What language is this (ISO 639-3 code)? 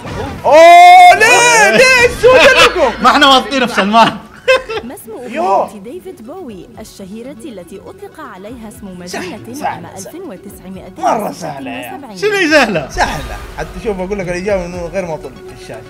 ara